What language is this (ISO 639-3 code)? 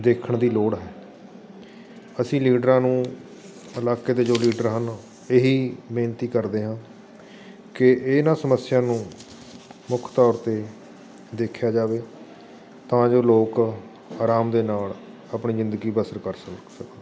pan